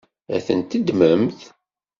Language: Kabyle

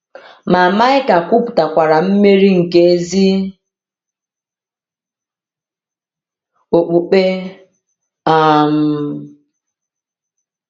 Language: Igbo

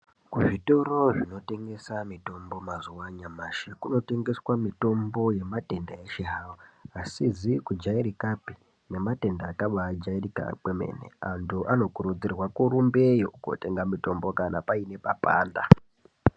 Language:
Ndau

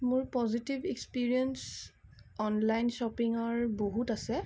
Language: Assamese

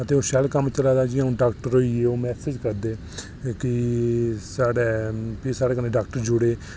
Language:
Dogri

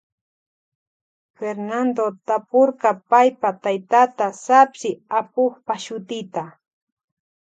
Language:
Loja Highland Quichua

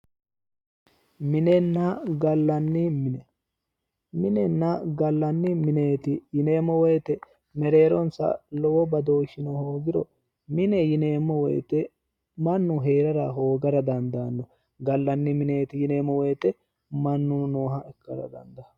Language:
Sidamo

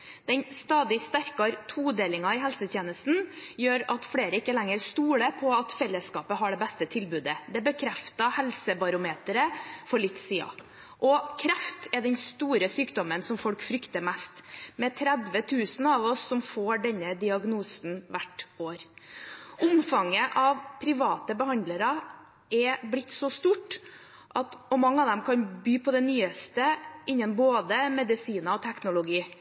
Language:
Norwegian Bokmål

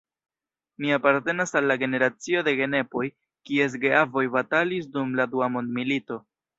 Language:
Esperanto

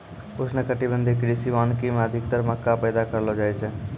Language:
Maithili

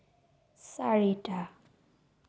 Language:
Assamese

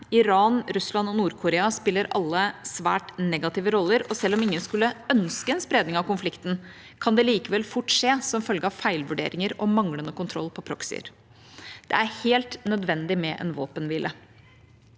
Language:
Norwegian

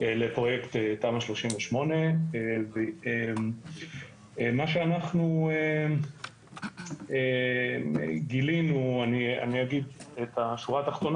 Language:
Hebrew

